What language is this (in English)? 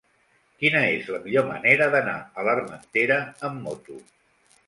Catalan